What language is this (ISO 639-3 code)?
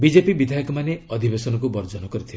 ori